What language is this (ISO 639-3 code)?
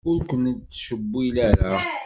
kab